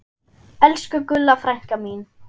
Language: Icelandic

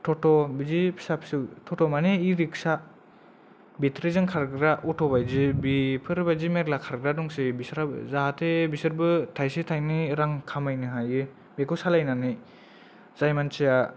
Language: Bodo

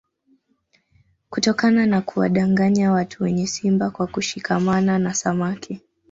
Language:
Swahili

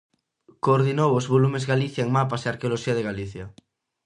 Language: Galician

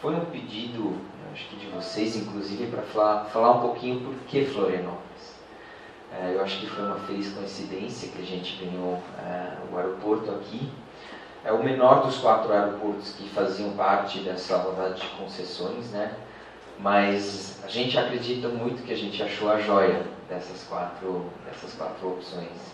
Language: Portuguese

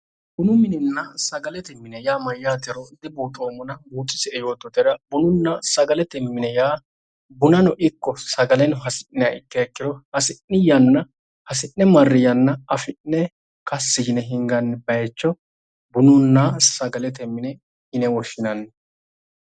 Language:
Sidamo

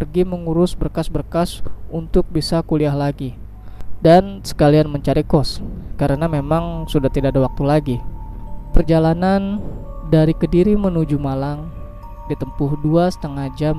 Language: Indonesian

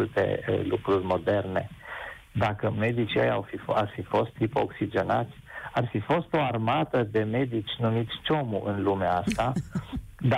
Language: Romanian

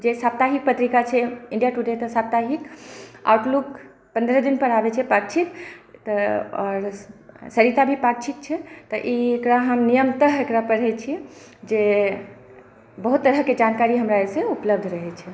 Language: Maithili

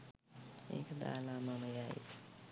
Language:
Sinhala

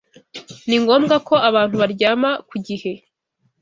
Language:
Kinyarwanda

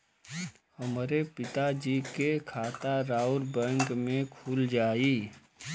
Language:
Bhojpuri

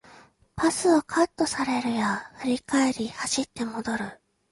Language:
Japanese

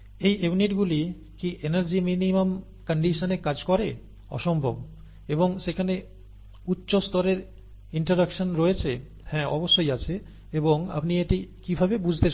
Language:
Bangla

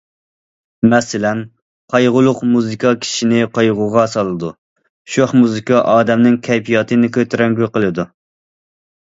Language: Uyghur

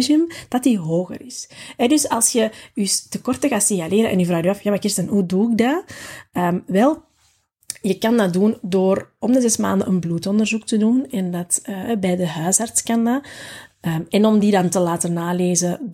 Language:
Dutch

